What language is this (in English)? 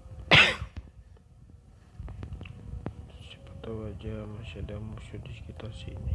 Indonesian